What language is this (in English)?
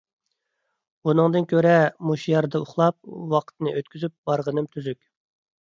Uyghur